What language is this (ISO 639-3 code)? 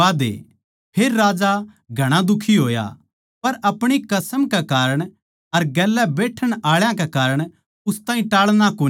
bgc